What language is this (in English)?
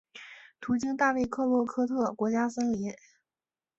Chinese